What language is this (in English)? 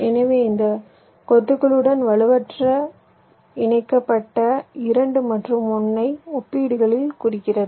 Tamil